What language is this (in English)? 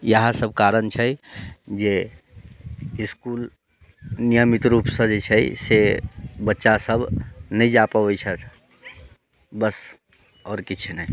Maithili